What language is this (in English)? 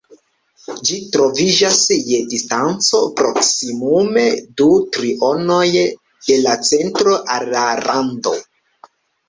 Esperanto